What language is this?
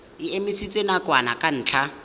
Tswana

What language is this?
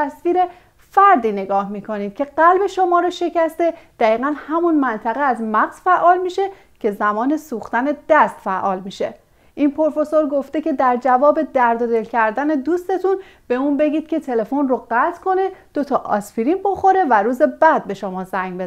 Persian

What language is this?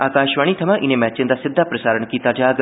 Dogri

